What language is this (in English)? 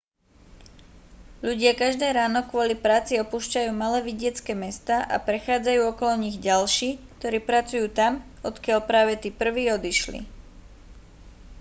Slovak